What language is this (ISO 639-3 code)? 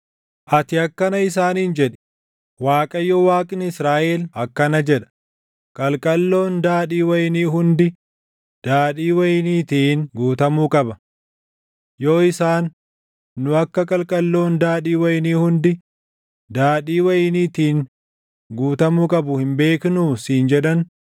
orm